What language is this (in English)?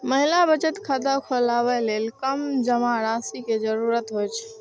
Maithili